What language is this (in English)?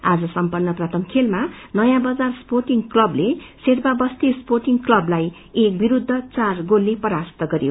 Nepali